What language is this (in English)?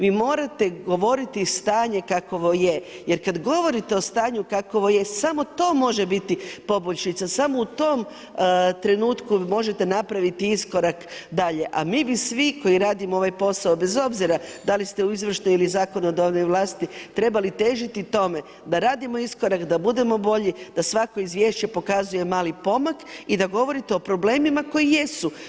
Croatian